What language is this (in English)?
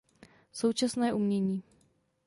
Czech